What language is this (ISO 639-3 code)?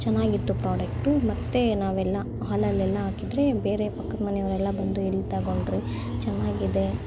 kan